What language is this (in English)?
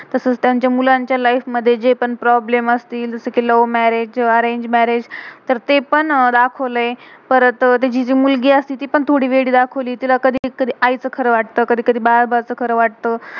Marathi